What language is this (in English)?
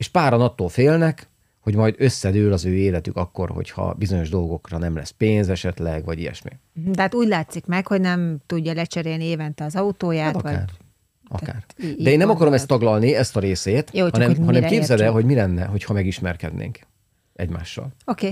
Hungarian